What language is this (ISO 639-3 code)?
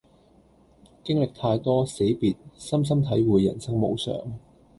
yue